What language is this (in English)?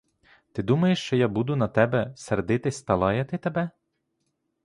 Ukrainian